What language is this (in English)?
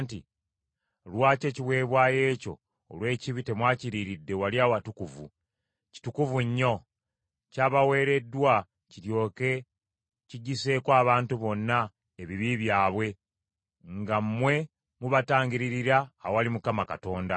Ganda